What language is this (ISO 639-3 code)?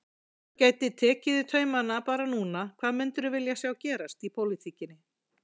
isl